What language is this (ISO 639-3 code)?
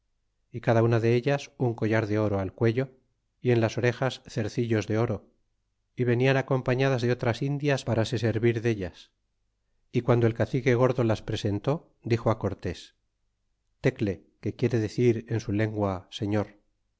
spa